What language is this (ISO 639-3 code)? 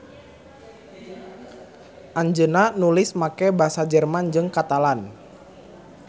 sun